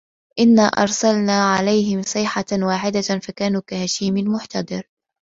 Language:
Arabic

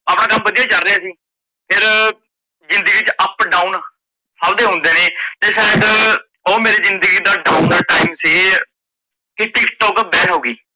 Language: Punjabi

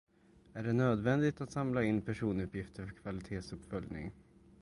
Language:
Swedish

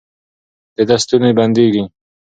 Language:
Pashto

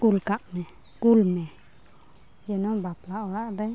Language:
Santali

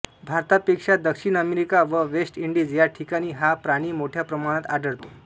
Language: Marathi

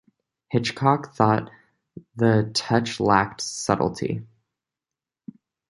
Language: English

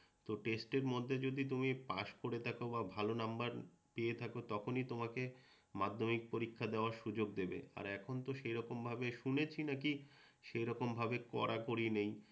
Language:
Bangla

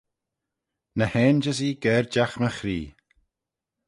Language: Manx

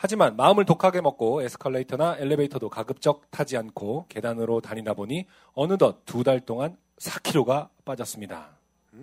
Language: Korean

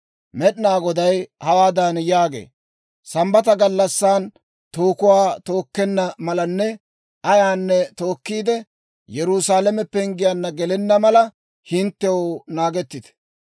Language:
Dawro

